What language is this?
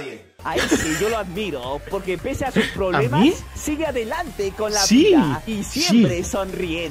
Spanish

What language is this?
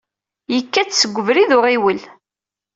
Kabyle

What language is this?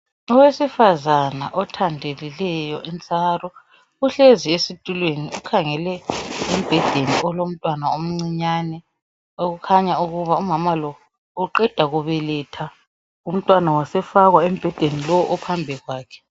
North Ndebele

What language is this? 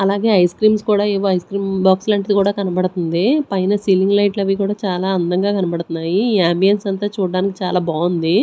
Telugu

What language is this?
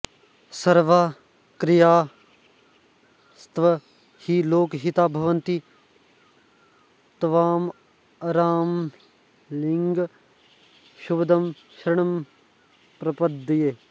Sanskrit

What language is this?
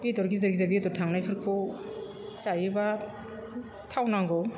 Bodo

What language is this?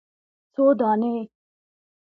Pashto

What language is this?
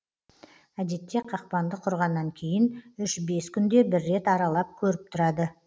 Kazakh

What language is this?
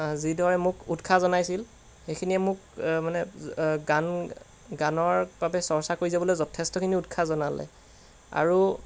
Assamese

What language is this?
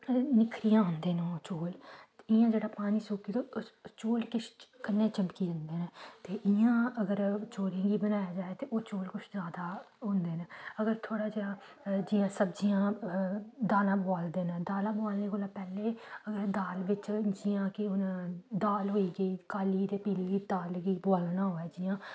Dogri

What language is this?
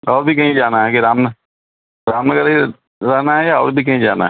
Urdu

